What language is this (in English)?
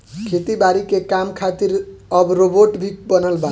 Bhojpuri